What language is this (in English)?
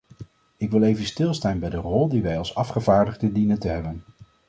Dutch